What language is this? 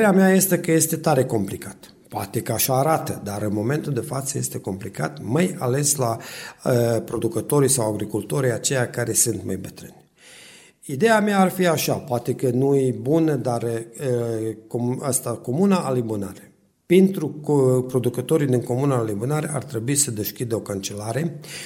Romanian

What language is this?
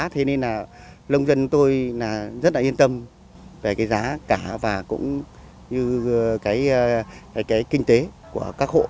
Vietnamese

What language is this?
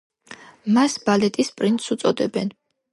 Georgian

